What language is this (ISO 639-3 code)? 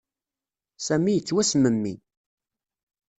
kab